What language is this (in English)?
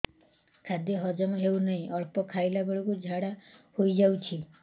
Odia